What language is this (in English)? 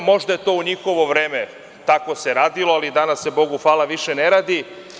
Serbian